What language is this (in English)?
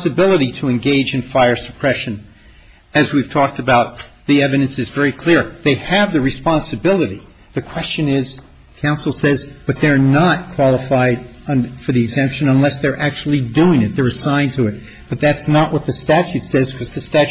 English